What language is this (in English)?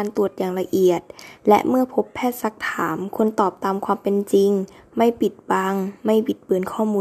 Thai